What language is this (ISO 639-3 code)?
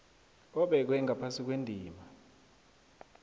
nbl